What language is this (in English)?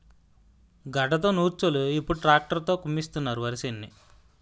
Telugu